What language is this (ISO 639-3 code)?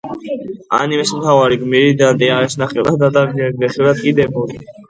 kat